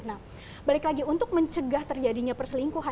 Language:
Indonesian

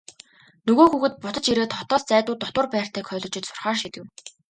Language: Mongolian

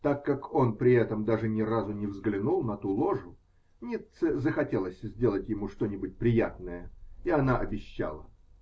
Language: Russian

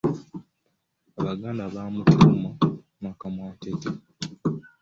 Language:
Ganda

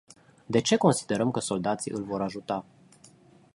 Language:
Romanian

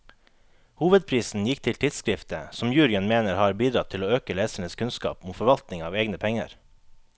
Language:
Norwegian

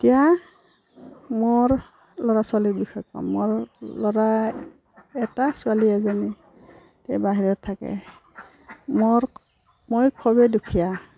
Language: Assamese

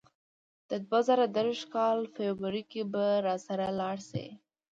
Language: Pashto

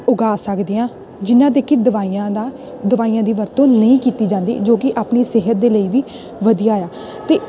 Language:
Punjabi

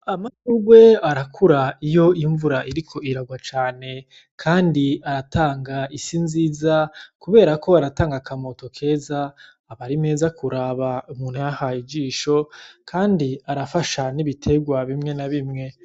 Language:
Rundi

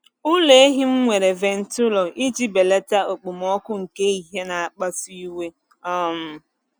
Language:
Igbo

